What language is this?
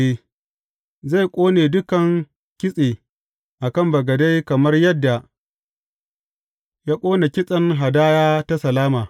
Hausa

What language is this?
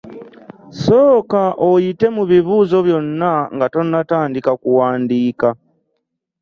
Ganda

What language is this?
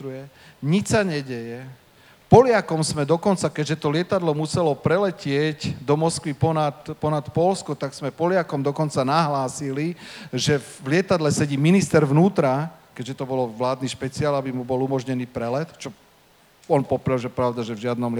Slovak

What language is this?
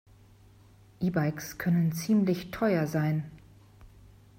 German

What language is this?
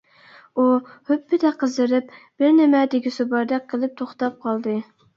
Uyghur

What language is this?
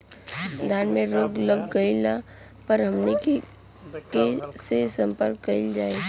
Bhojpuri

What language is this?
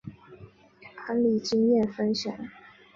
Chinese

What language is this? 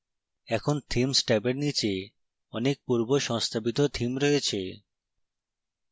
Bangla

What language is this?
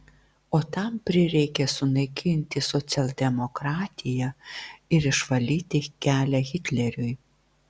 Lithuanian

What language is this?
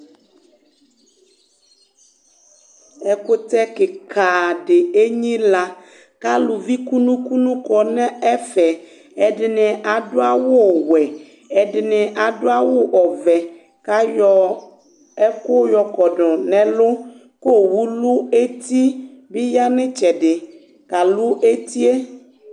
Ikposo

